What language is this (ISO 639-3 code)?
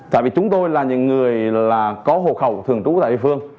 vie